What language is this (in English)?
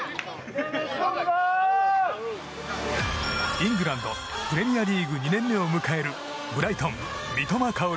Japanese